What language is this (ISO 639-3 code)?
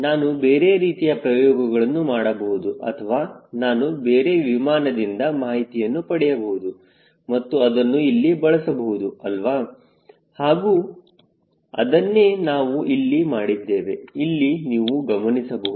kan